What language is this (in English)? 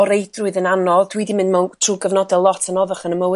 Welsh